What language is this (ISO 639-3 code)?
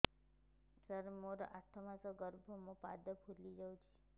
ori